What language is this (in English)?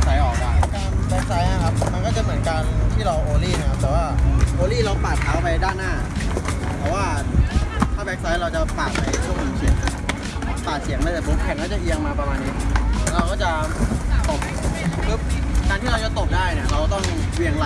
Thai